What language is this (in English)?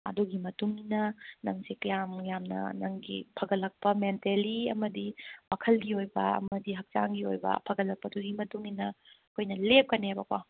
Manipuri